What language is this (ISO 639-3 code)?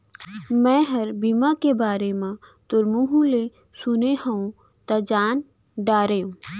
hne